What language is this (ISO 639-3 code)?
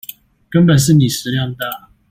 zho